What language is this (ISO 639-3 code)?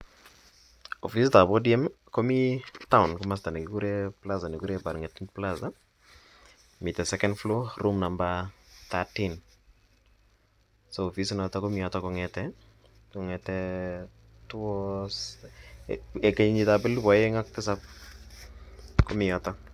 kln